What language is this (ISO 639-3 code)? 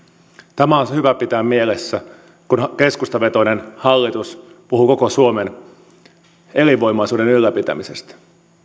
fin